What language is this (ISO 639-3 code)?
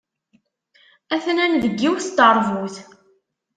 kab